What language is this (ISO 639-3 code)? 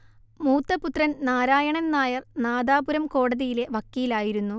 mal